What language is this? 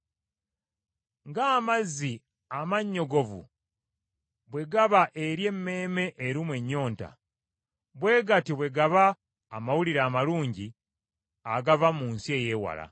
Ganda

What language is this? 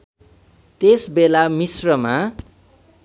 Nepali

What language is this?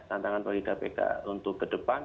Indonesian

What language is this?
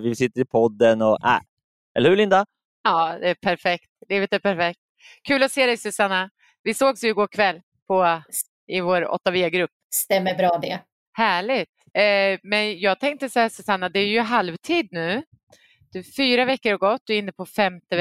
Swedish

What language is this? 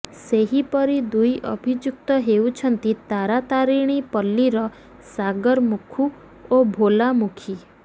Odia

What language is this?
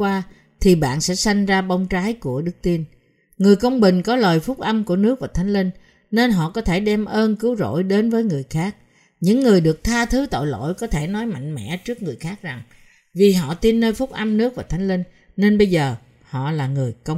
Vietnamese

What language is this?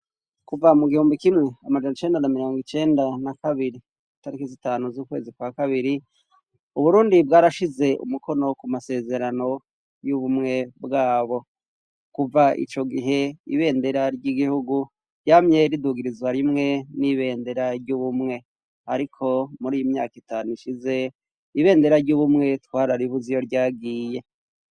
Rundi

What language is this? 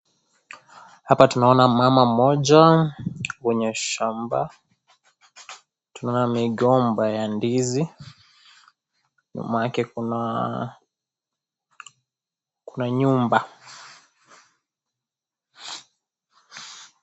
Swahili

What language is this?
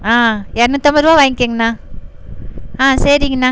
Tamil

